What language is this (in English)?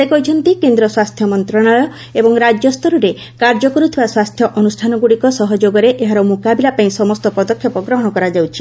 Odia